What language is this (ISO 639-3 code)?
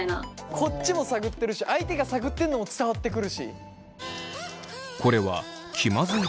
jpn